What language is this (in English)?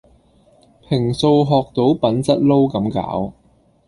Cantonese